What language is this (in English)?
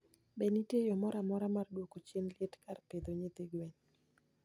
Luo (Kenya and Tanzania)